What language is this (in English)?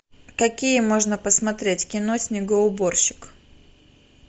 Russian